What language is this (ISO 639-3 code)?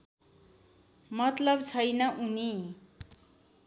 nep